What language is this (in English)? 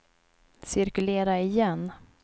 Swedish